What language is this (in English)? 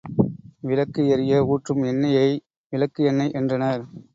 Tamil